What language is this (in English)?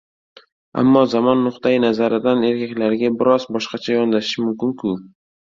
Uzbek